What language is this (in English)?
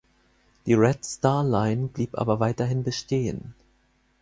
German